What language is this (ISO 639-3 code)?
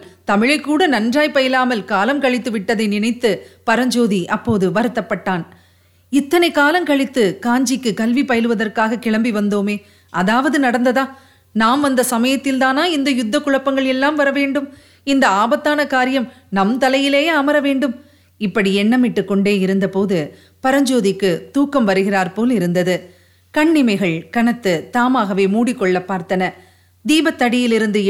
tam